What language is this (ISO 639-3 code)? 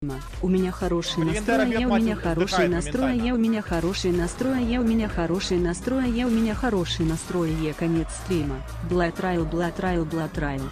rus